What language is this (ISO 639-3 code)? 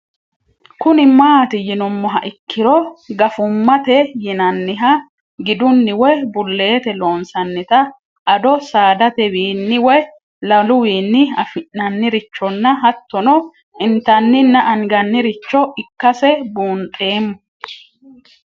sid